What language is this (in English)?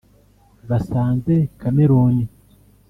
Kinyarwanda